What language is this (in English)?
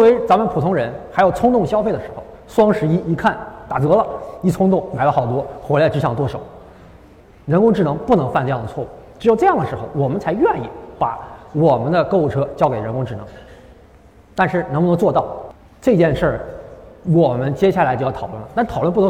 Chinese